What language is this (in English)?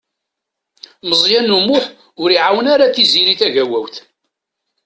Kabyle